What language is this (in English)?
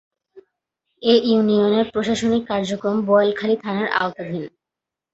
Bangla